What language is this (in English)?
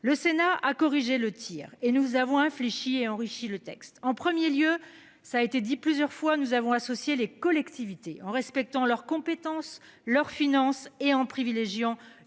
French